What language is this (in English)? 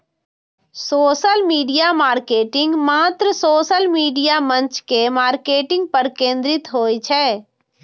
Maithili